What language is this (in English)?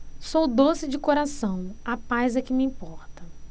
Portuguese